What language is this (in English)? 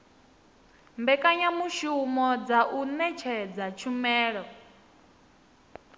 Venda